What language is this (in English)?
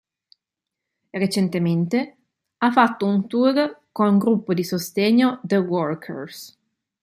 Italian